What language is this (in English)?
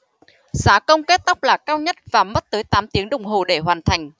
Vietnamese